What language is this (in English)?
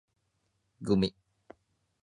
Japanese